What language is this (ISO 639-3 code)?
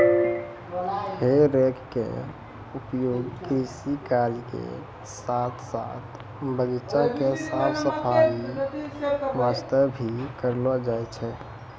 mai